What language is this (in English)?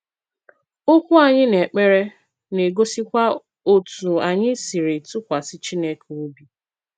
Igbo